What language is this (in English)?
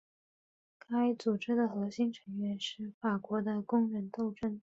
Chinese